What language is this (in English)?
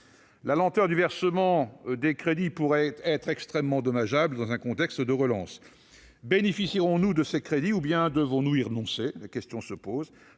French